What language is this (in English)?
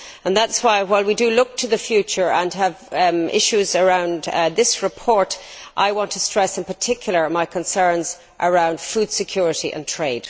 English